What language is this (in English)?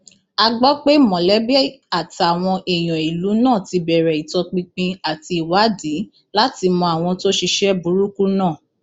Yoruba